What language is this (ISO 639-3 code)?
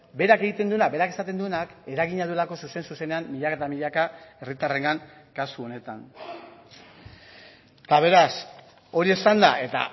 eus